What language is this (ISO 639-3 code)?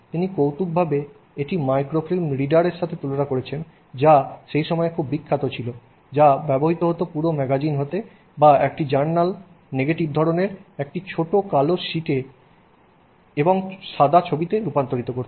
ben